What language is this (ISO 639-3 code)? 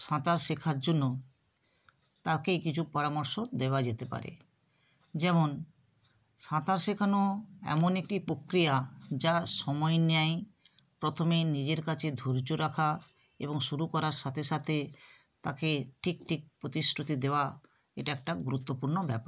ben